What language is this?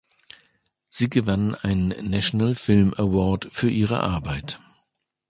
German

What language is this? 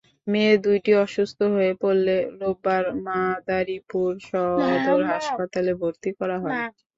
Bangla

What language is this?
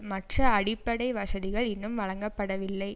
Tamil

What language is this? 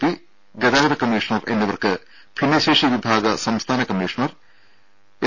Malayalam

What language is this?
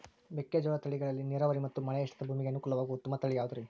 Kannada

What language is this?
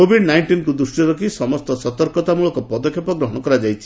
Odia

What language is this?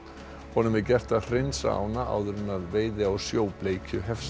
Icelandic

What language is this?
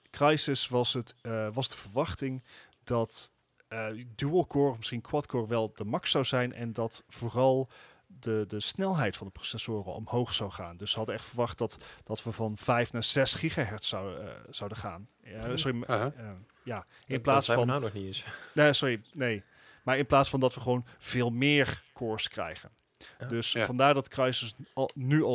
Dutch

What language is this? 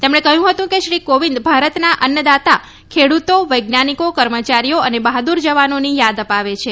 Gujarati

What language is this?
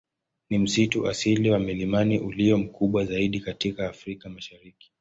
Swahili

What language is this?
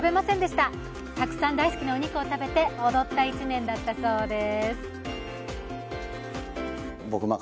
Japanese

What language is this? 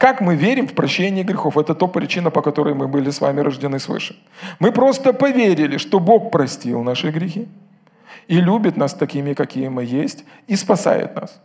Russian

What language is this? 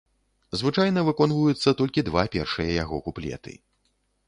Belarusian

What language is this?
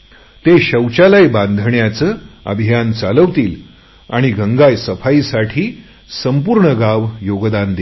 Marathi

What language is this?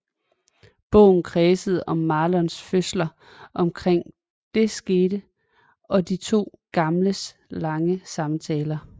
Danish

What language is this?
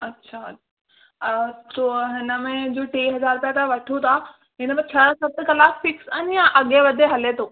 Sindhi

